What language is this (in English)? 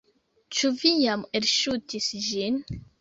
Esperanto